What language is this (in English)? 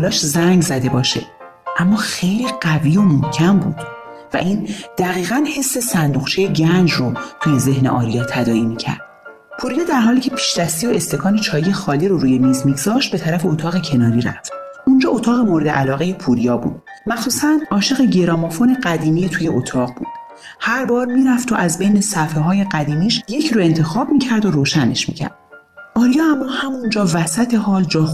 Persian